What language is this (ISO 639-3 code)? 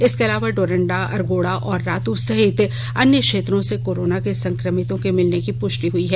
hin